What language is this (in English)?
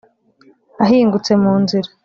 Kinyarwanda